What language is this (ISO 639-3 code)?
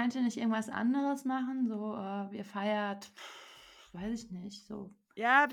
deu